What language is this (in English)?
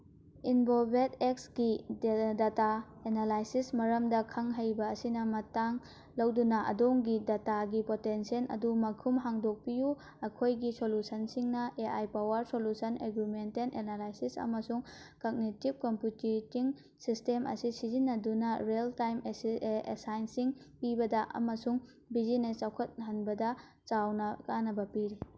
Manipuri